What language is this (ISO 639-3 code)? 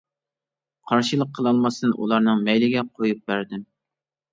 uig